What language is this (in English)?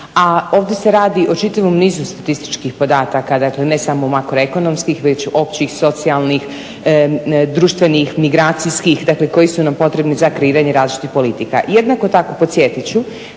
Croatian